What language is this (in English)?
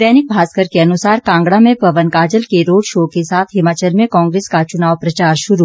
Hindi